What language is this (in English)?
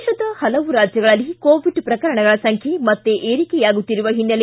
Kannada